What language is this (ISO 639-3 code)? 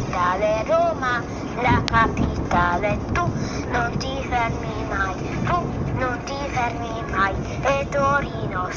ita